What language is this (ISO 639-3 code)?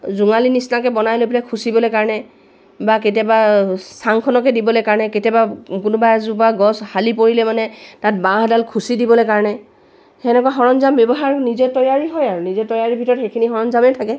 asm